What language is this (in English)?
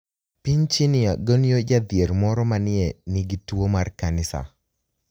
Luo (Kenya and Tanzania)